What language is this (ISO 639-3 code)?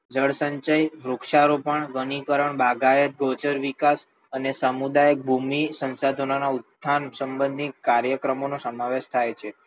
guj